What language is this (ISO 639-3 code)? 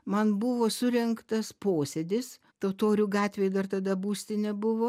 lit